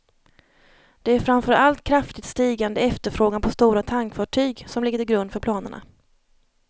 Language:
Swedish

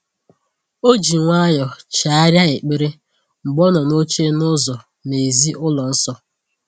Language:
Igbo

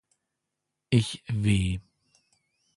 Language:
German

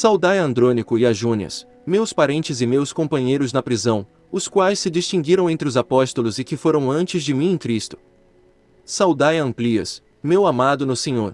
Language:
Portuguese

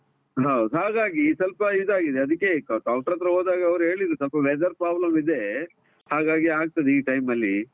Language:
Kannada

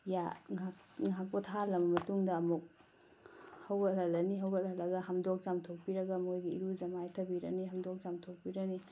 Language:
Manipuri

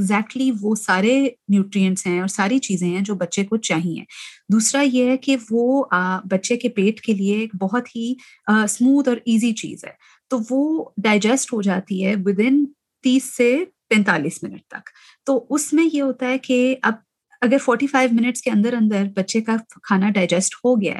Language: Urdu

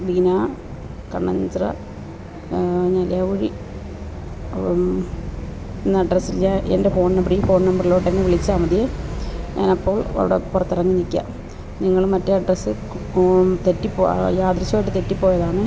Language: Malayalam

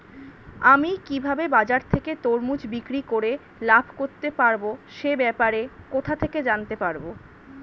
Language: Bangla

